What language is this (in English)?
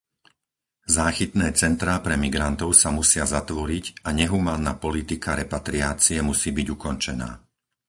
Slovak